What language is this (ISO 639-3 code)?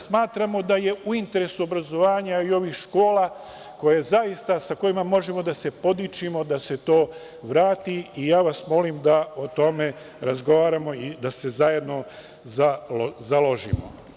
srp